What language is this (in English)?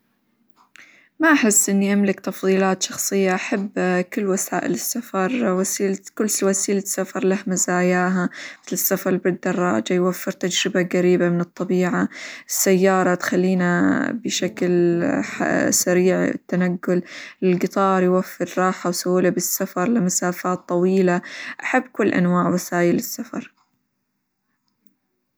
Hijazi Arabic